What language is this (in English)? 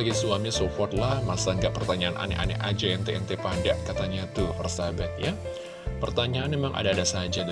Indonesian